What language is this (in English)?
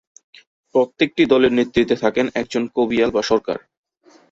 Bangla